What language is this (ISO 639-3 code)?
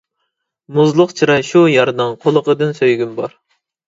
uig